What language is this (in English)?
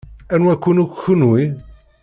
Kabyle